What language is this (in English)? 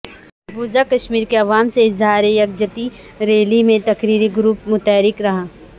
Urdu